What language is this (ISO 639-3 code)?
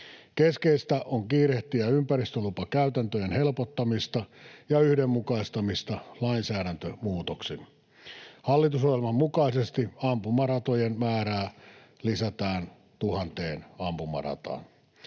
fin